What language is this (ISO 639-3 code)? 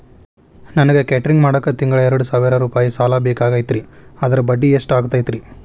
kan